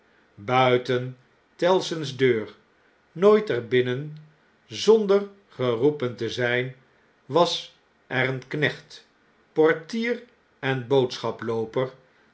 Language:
Dutch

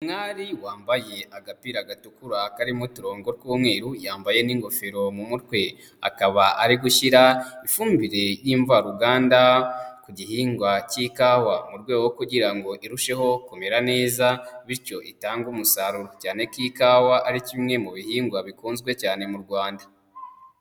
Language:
Kinyarwanda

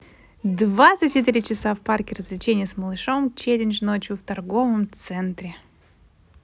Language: Russian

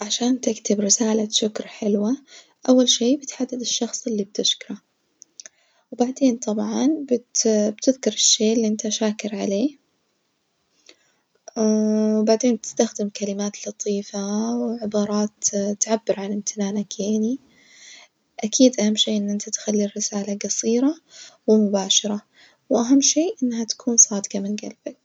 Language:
Najdi Arabic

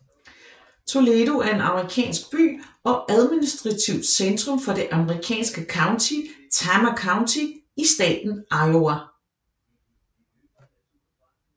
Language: Danish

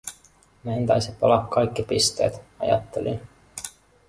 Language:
Finnish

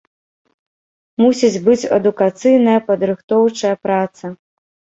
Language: Belarusian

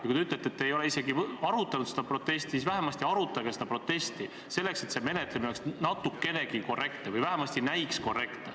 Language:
Estonian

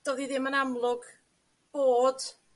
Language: Welsh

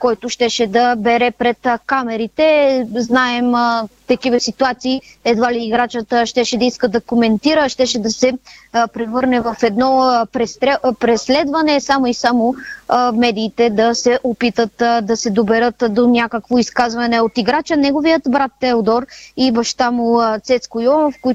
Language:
Bulgarian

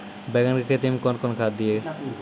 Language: Maithili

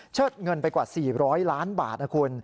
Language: Thai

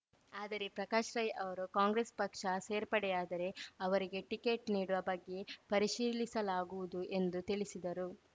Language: Kannada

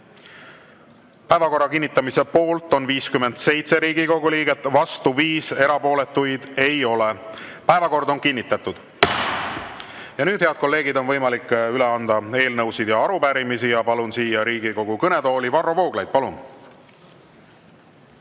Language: Estonian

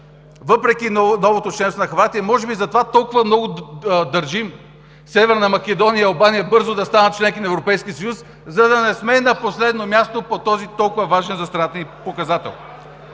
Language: Bulgarian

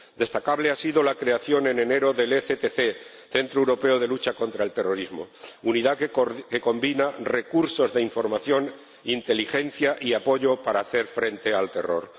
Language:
Spanish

